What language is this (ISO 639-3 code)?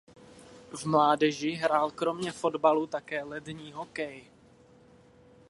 ces